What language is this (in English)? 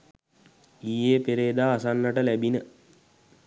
Sinhala